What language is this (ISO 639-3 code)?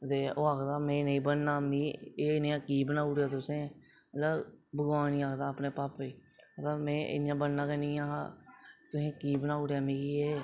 doi